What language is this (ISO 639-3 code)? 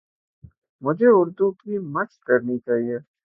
urd